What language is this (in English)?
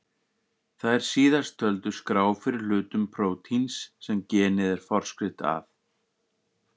Icelandic